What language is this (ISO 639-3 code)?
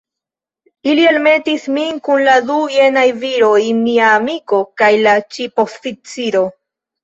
epo